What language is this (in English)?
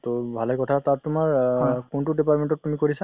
Assamese